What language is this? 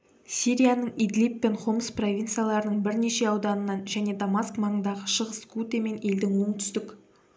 Kazakh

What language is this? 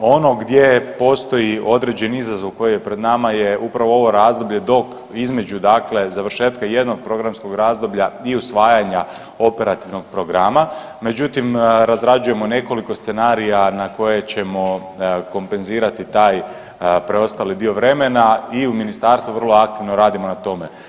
Croatian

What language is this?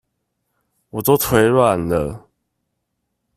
Chinese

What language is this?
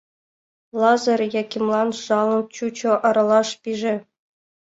Mari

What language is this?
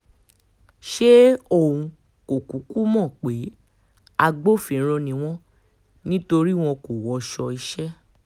Yoruba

